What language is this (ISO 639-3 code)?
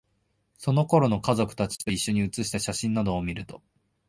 jpn